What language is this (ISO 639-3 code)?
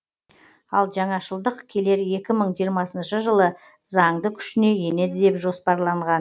kaz